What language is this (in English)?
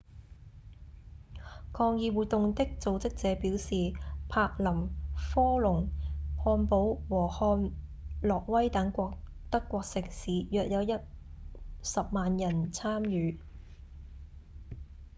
Cantonese